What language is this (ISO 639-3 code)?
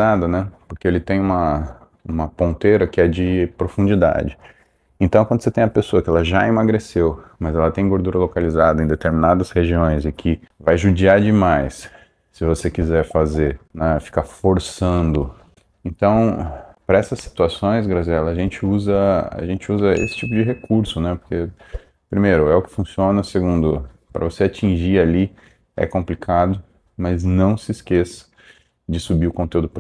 por